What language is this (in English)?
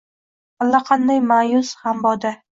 Uzbek